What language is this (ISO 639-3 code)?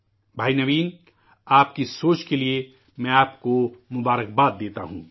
urd